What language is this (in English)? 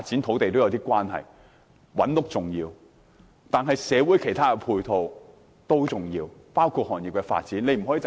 Cantonese